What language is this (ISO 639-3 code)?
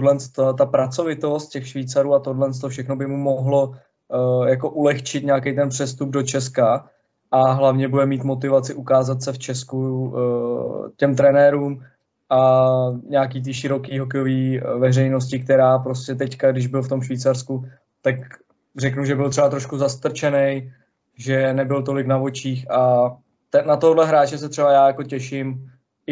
ces